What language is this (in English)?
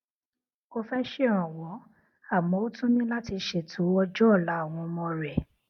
Yoruba